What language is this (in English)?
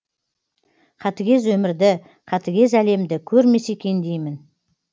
Kazakh